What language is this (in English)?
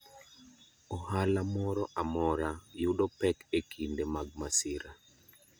Luo (Kenya and Tanzania)